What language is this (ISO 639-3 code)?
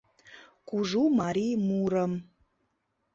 chm